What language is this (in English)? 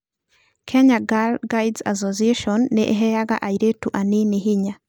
Kikuyu